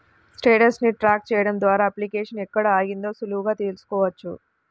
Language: Telugu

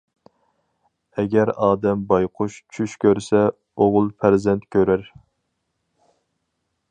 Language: Uyghur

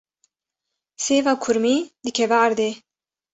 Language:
Kurdish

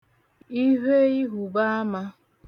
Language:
Igbo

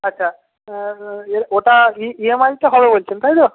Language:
Bangla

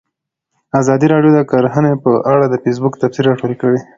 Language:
Pashto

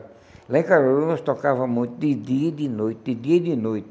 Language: Portuguese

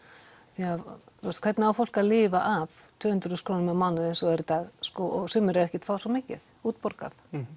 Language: Icelandic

